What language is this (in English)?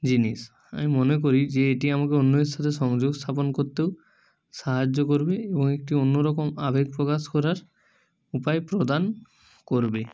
Bangla